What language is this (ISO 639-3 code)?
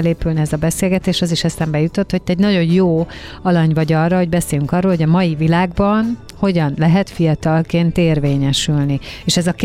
hun